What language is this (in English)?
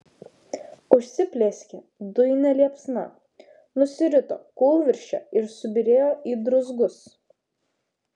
Lithuanian